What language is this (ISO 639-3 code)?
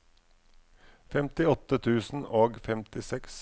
nor